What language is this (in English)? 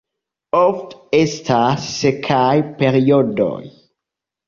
Esperanto